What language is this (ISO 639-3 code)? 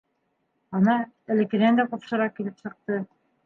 bak